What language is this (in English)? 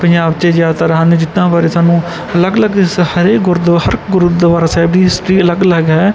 Punjabi